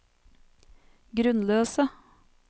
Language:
Norwegian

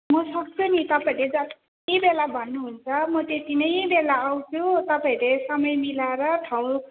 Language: Nepali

